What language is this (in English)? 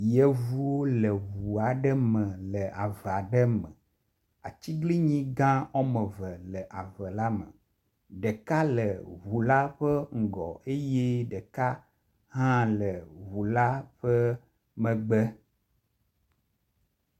Ewe